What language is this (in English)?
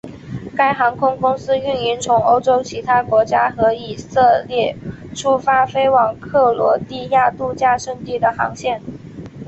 Chinese